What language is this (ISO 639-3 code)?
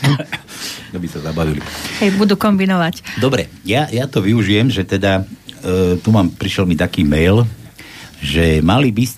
slk